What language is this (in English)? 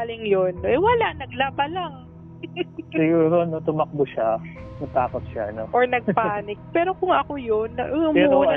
Filipino